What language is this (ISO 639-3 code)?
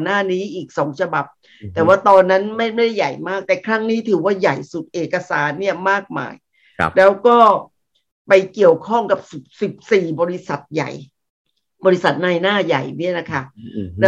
tha